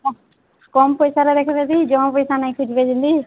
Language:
Odia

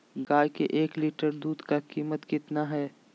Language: Magahi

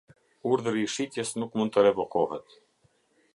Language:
Albanian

